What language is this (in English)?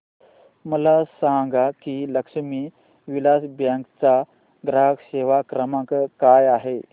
Marathi